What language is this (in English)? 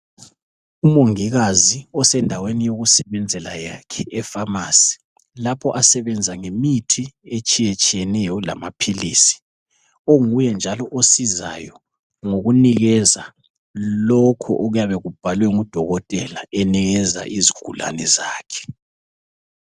North Ndebele